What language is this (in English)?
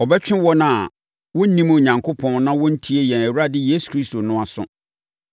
Akan